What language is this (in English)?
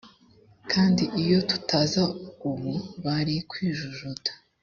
Kinyarwanda